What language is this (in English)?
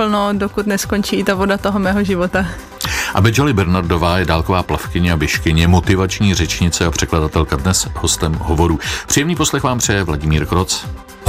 Czech